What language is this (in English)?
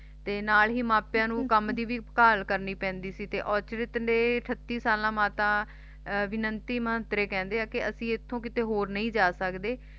Punjabi